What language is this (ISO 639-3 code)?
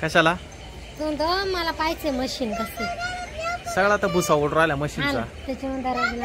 ara